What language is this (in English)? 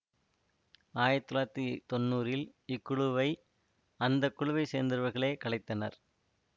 Tamil